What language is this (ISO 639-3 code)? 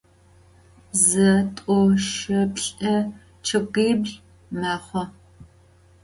ady